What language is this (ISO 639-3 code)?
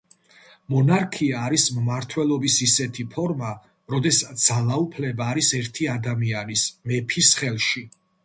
kat